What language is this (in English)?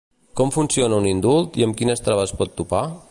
Catalan